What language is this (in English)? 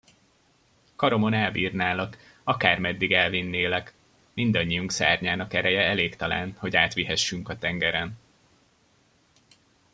Hungarian